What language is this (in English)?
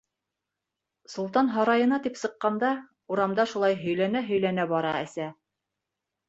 Bashkir